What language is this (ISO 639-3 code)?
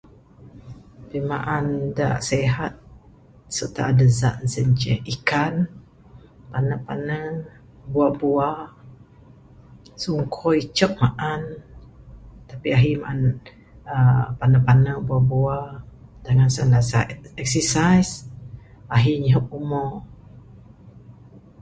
sdo